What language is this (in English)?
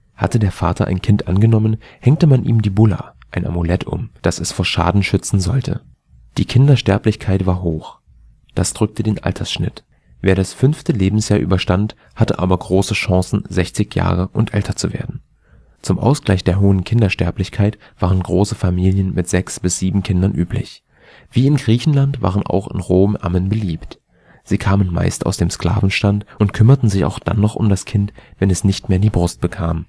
German